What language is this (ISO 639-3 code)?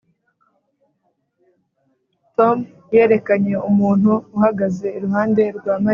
kin